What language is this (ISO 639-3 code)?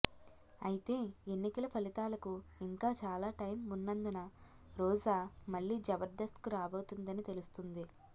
tel